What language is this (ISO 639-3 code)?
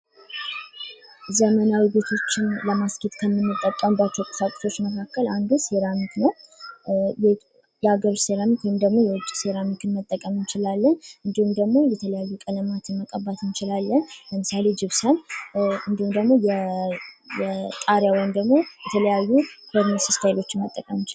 amh